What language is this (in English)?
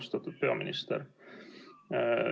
Estonian